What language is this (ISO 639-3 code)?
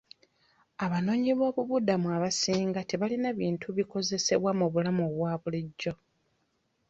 lug